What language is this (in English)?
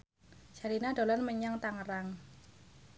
Javanese